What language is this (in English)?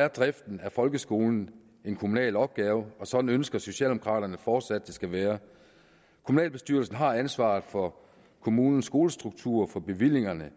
Danish